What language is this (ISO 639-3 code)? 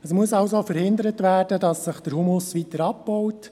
gsw